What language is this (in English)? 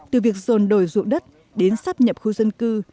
Vietnamese